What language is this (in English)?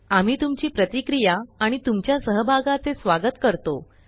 Marathi